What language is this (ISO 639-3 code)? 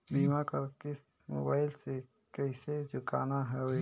hne